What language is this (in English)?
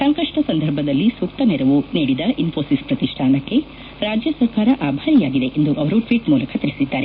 Kannada